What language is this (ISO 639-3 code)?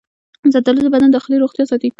pus